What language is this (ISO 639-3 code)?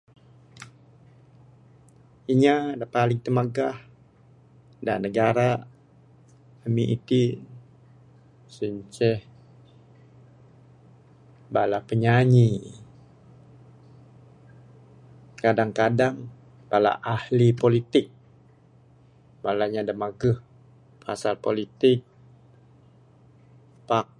sdo